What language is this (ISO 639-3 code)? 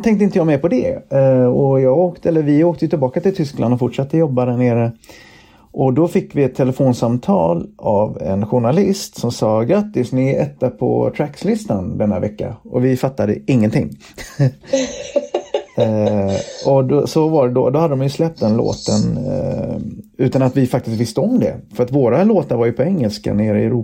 swe